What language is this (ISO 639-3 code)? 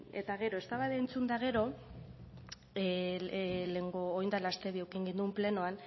eus